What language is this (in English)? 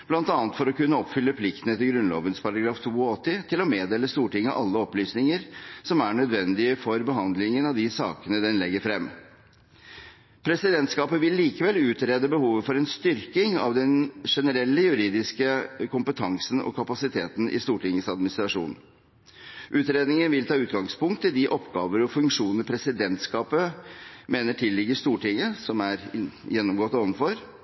Norwegian Bokmål